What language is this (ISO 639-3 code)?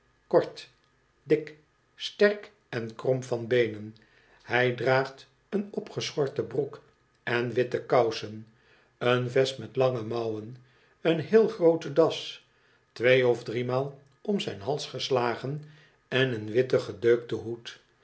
nld